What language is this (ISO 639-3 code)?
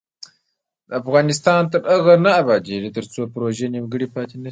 pus